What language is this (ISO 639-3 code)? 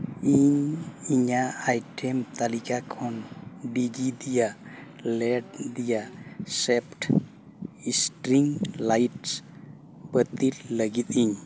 sat